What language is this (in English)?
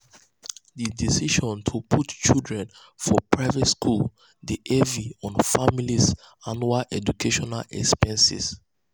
Nigerian Pidgin